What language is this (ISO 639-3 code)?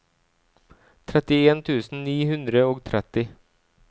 nor